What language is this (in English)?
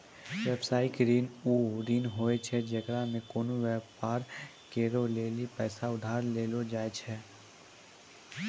Maithili